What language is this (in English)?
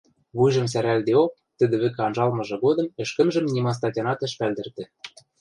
Western Mari